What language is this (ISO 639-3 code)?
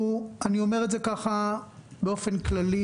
heb